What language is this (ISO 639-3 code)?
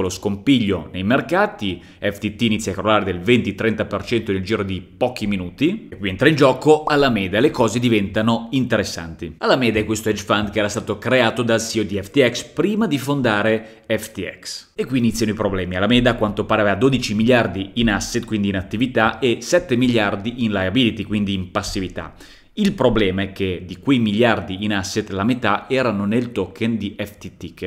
ita